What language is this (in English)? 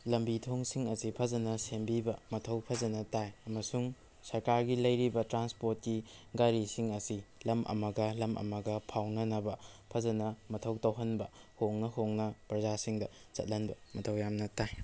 Manipuri